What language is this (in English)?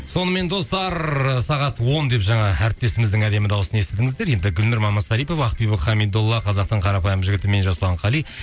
Kazakh